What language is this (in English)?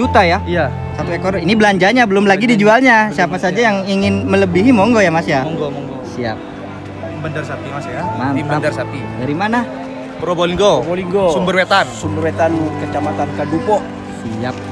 Indonesian